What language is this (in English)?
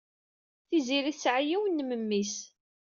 Kabyle